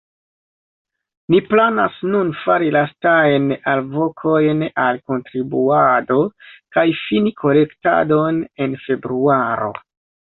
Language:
Esperanto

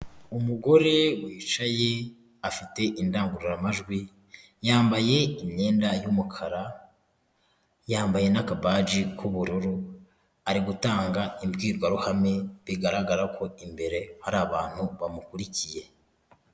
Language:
Kinyarwanda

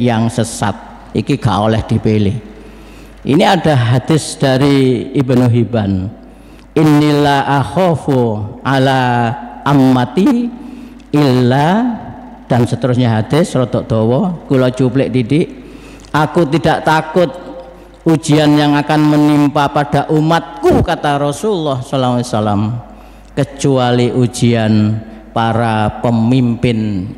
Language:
Indonesian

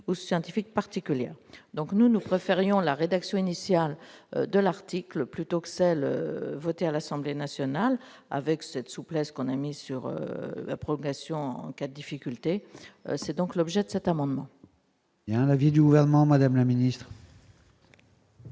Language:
French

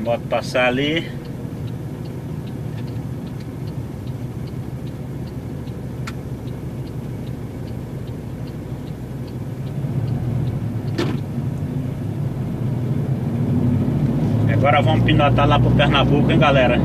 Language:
Portuguese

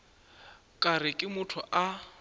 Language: Northern Sotho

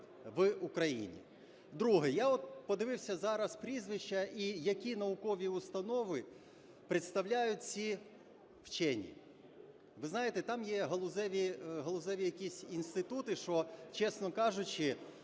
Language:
Ukrainian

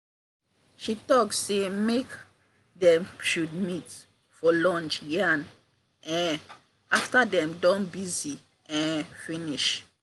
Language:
Nigerian Pidgin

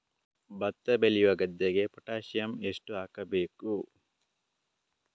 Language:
Kannada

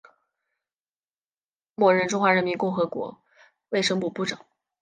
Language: Chinese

